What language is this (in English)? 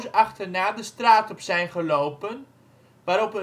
Dutch